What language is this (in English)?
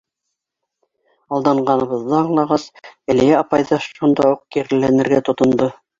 Bashkir